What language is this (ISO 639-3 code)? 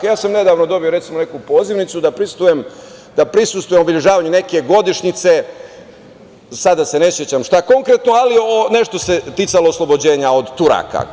srp